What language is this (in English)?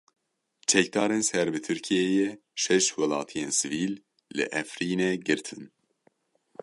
Kurdish